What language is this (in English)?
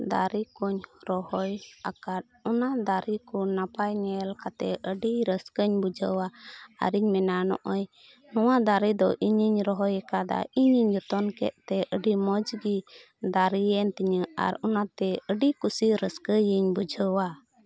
Santali